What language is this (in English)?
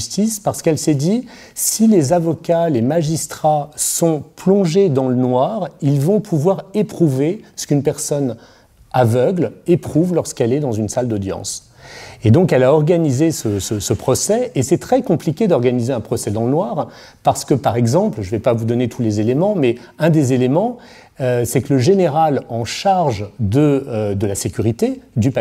French